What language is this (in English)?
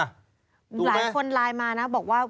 Thai